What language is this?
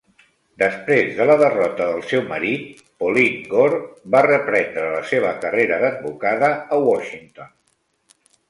Catalan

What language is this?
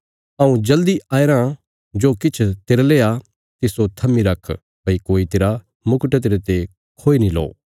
Bilaspuri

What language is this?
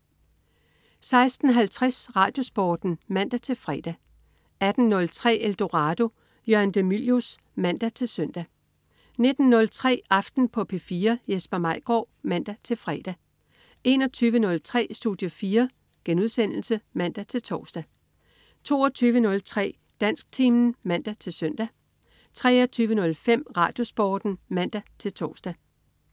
Danish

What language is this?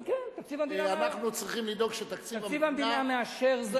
Hebrew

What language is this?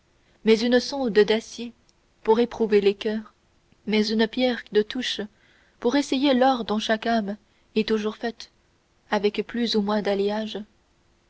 French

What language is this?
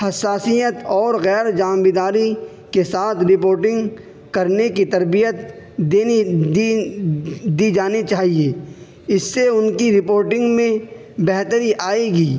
Urdu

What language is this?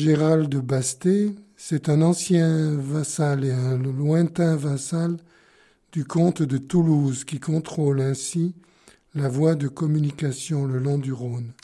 French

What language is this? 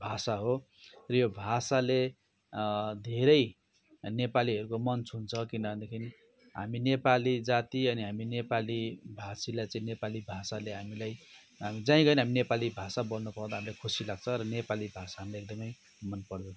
Nepali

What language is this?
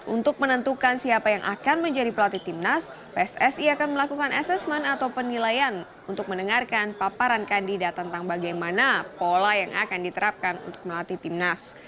Indonesian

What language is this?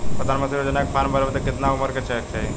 Bhojpuri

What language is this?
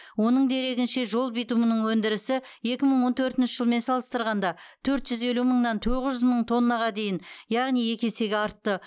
Kazakh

